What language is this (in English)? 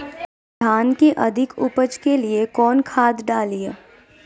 Magahi